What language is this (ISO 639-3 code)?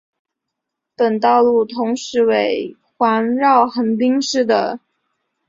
zho